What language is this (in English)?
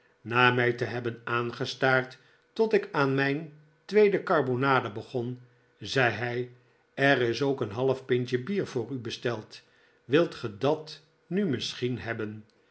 Dutch